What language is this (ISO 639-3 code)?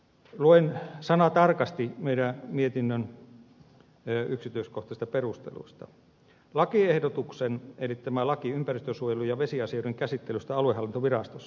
fin